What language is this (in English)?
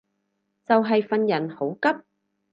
Cantonese